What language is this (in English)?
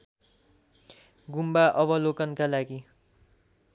Nepali